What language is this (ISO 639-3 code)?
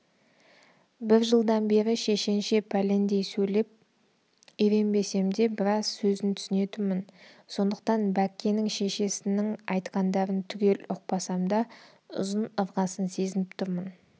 kaz